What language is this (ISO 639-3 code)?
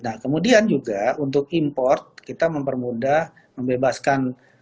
ind